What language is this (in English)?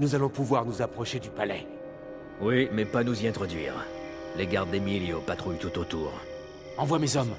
French